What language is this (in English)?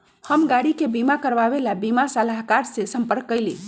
Magahi